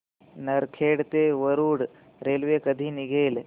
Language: Marathi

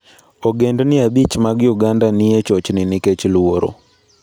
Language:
Luo (Kenya and Tanzania)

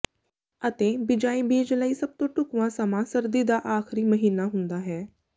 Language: Punjabi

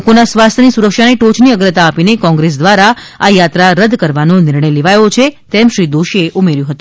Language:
Gujarati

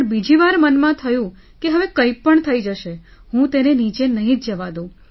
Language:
Gujarati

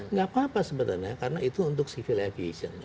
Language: Indonesian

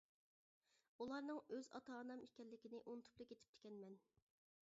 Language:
Uyghur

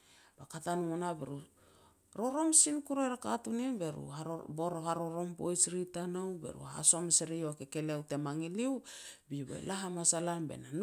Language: Petats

